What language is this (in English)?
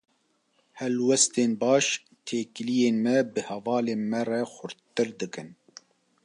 Kurdish